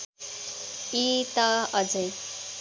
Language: Nepali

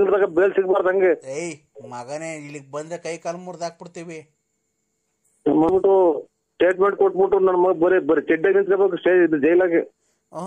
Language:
Kannada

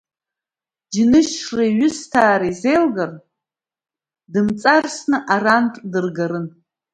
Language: Abkhazian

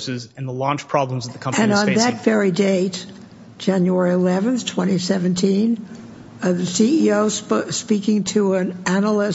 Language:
English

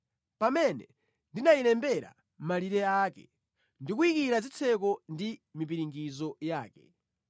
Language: Nyanja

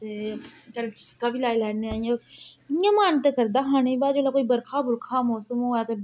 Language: Dogri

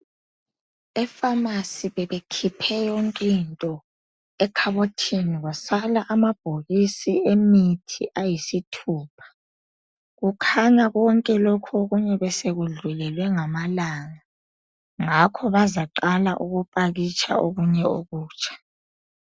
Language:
North Ndebele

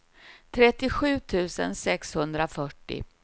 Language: Swedish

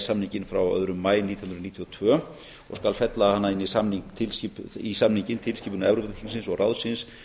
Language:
Icelandic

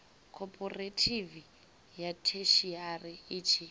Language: Venda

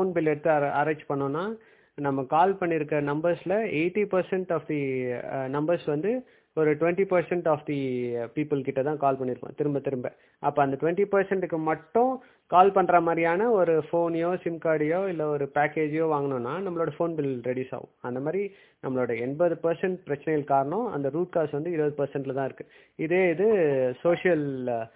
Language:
Tamil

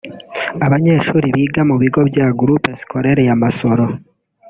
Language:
Kinyarwanda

